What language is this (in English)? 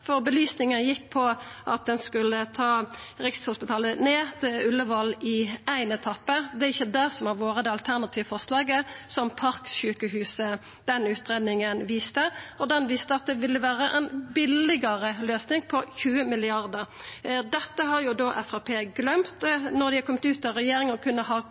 Norwegian Nynorsk